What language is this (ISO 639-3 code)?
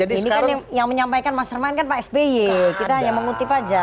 ind